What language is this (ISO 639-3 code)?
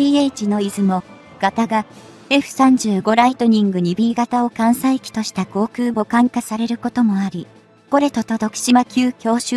jpn